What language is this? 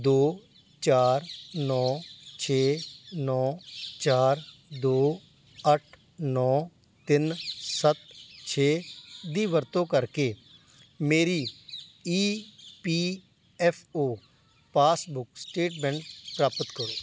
Punjabi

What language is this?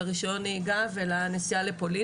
Hebrew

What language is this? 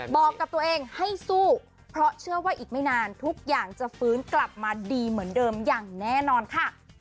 Thai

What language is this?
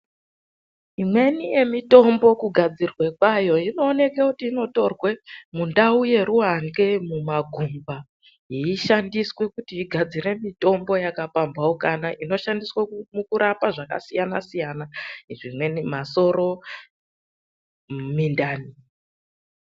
Ndau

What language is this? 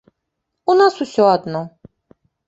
Belarusian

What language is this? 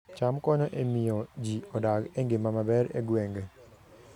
Luo (Kenya and Tanzania)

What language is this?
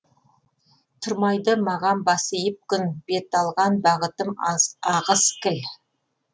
Kazakh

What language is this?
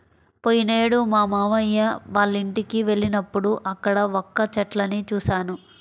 Telugu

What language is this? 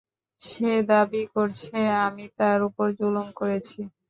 Bangla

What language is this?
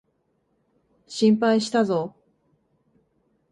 Japanese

